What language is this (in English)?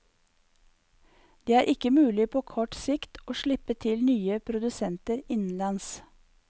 Norwegian